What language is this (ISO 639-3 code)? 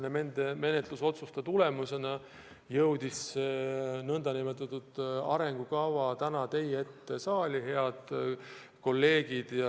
est